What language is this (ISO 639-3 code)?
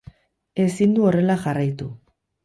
eus